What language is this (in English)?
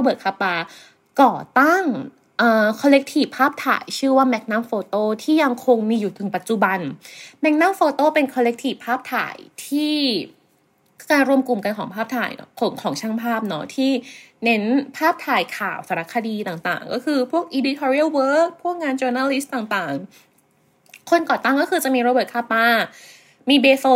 Thai